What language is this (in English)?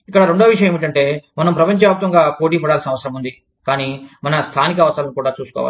Telugu